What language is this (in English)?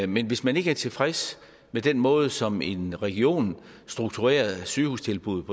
Danish